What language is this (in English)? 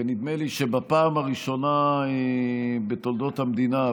Hebrew